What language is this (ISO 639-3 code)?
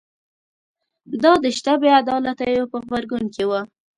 pus